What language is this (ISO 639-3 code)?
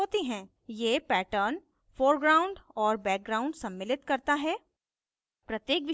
hin